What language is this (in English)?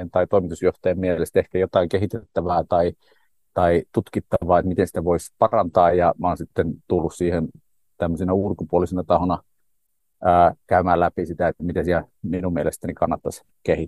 Finnish